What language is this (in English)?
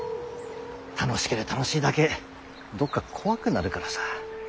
Japanese